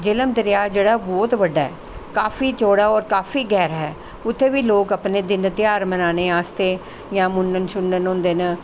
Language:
Dogri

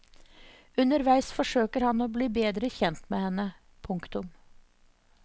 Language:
Norwegian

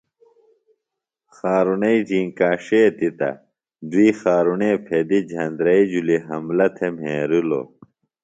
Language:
Phalura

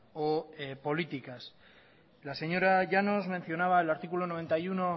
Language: Spanish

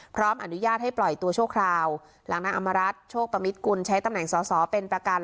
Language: Thai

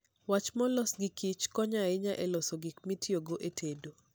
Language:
Luo (Kenya and Tanzania)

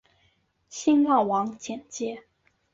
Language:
Chinese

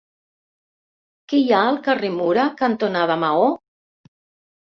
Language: Catalan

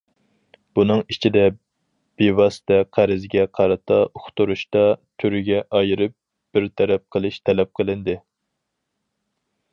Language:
Uyghur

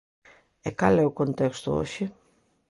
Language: Galician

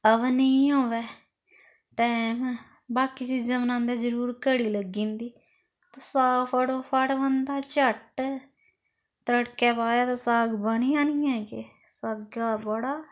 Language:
Dogri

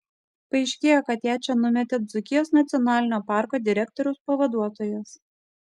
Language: Lithuanian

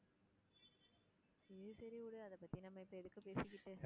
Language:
Tamil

